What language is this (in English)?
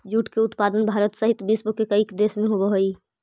Magahi